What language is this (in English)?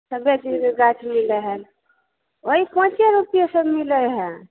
Maithili